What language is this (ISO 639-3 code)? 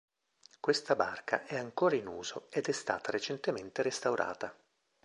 ita